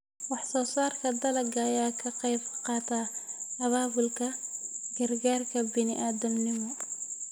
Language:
Somali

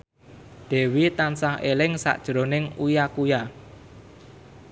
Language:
Javanese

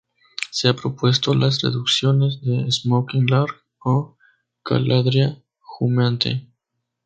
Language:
Spanish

